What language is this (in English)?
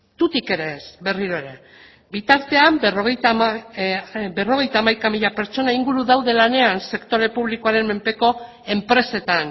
Basque